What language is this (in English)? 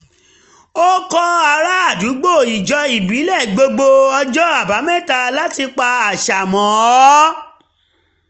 Yoruba